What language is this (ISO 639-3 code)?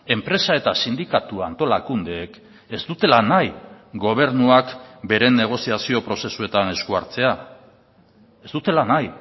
eus